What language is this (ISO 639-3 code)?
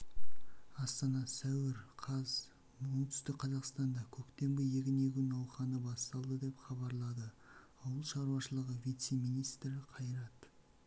kaz